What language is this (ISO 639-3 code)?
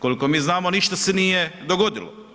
hrv